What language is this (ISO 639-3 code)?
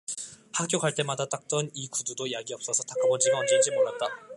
kor